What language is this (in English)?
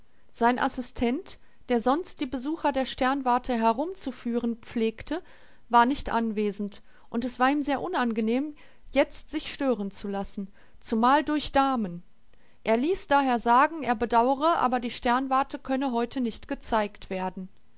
German